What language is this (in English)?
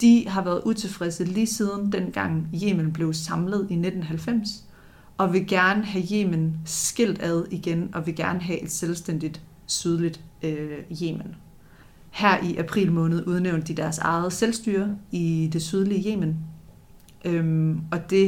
Danish